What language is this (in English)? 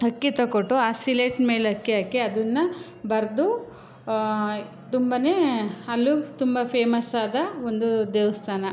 Kannada